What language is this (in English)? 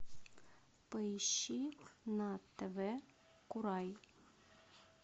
Russian